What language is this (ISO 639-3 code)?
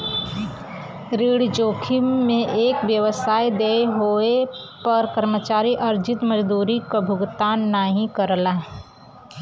bho